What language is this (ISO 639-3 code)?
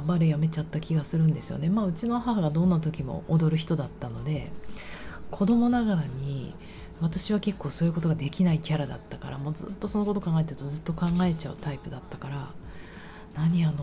jpn